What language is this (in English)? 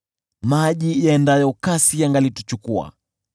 Swahili